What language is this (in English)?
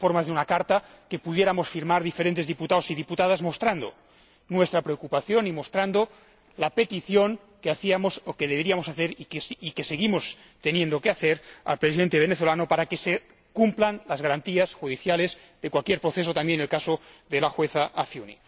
Spanish